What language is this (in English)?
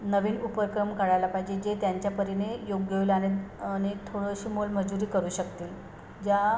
Marathi